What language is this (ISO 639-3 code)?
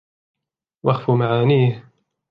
ara